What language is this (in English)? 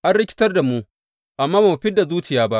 Hausa